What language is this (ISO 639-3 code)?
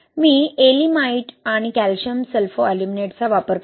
mar